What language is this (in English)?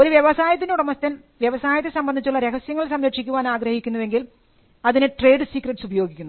Malayalam